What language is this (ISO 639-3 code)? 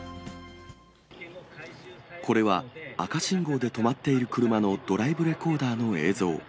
jpn